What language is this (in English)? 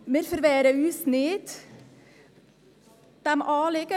Swiss German